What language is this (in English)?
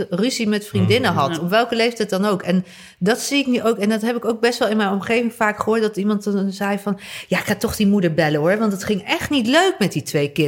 Dutch